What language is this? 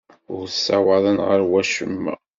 Kabyle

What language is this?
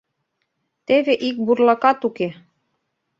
Mari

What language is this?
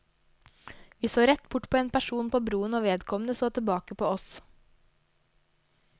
Norwegian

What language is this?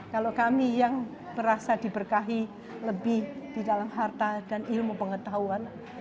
Indonesian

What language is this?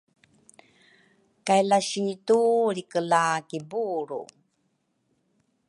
Rukai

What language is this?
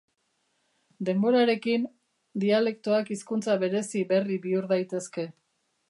Basque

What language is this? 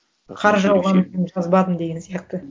Kazakh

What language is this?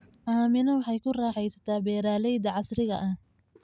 Somali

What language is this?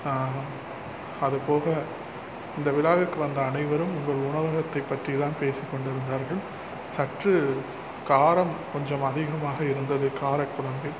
Tamil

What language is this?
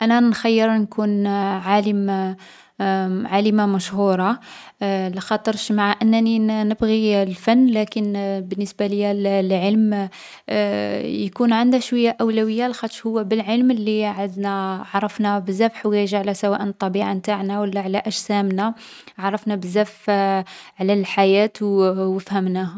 Algerian Arabic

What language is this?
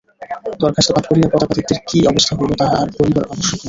Bangla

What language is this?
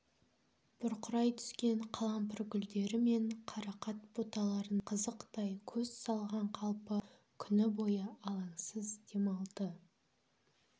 Kazakh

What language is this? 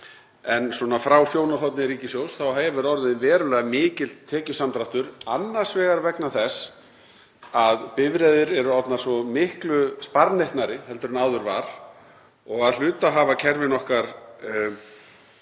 Icelandic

